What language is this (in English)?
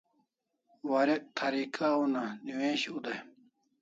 Kalasha